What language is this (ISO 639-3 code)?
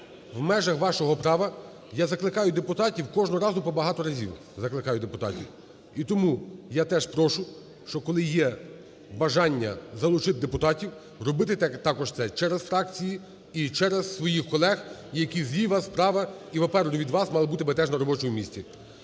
ukr